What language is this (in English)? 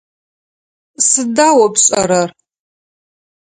Adyghe